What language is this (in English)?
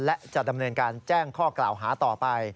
Thai